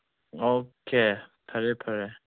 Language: Manipuri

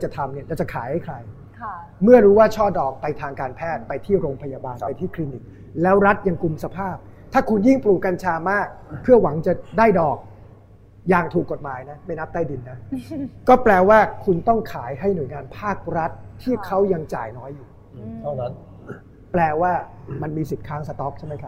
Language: Thai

